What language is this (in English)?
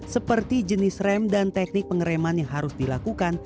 Indonesian